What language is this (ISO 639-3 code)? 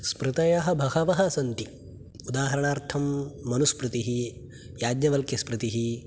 san